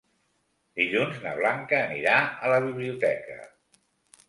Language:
Catalan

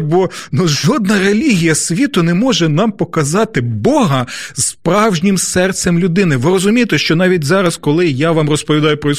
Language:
Ukrainian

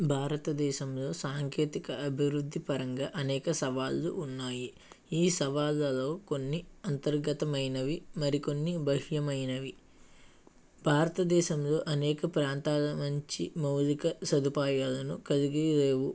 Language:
Telugu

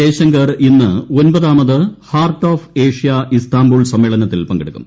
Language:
Malayalam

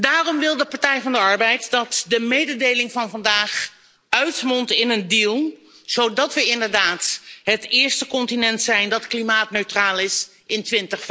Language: Dutch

